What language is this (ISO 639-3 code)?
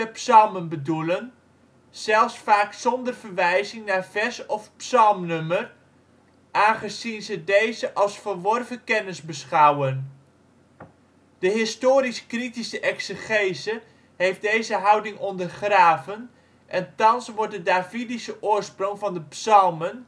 nld